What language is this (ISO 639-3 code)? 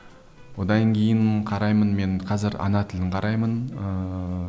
kaz